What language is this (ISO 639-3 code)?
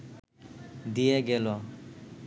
ben